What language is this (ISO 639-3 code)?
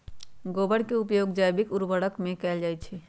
mag